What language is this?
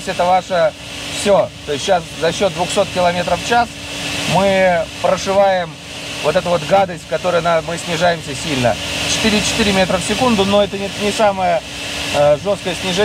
Russian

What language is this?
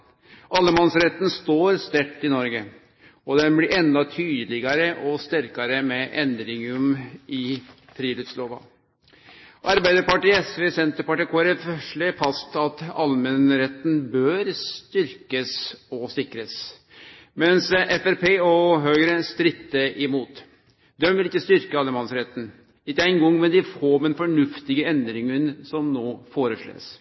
Norwegian Nynorsk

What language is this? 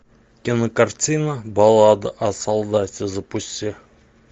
Russian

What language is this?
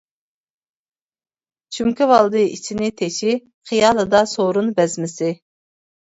Uyghur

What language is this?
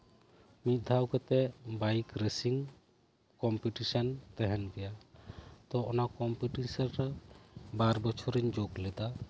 Santali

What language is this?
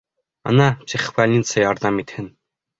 Bashkir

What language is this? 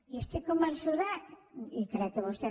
Catalan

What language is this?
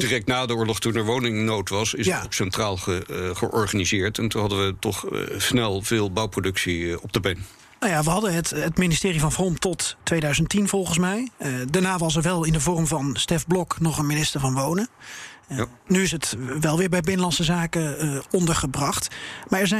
Dutch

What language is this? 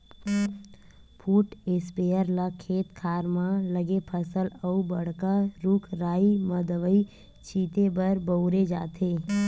Chhattisgarhi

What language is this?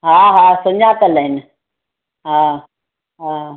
Sindhi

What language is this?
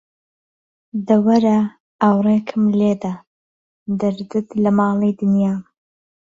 Central Kurdish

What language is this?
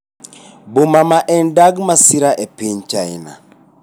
Luo (Kenya and Tanzania)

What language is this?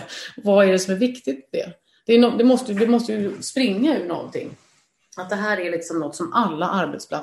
Swedish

